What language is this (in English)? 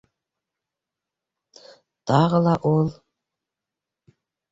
Bashkir